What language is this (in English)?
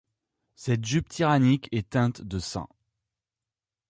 French